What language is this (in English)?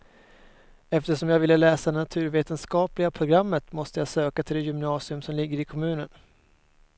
Swedish